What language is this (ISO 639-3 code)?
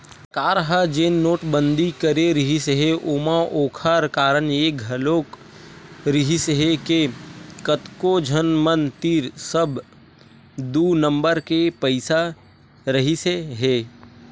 hne